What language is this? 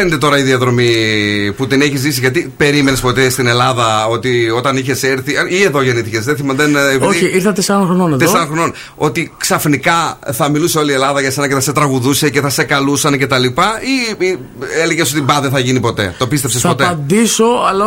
Greek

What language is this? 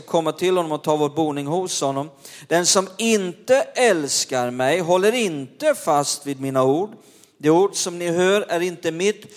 Swedish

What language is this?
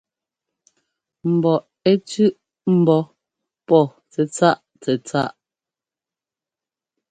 Ngomba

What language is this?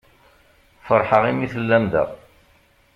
Kabyle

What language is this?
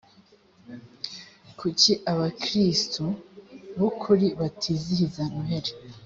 Kinyarwanda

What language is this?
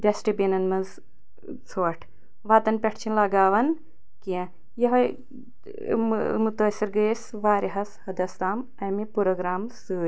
Kashmiri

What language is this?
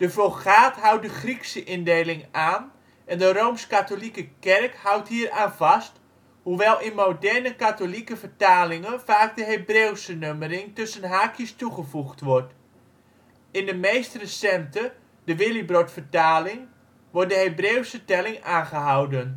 Dutch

